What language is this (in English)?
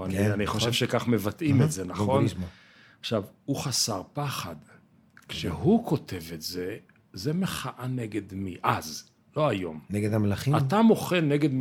Hebrew